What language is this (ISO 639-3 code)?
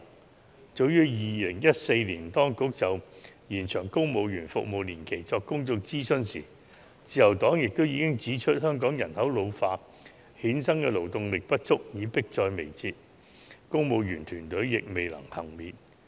yue